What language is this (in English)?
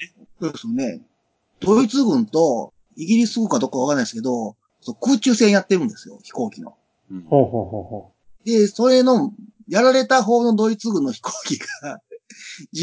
Japanese